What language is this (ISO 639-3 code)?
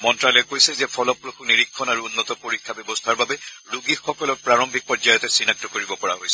asm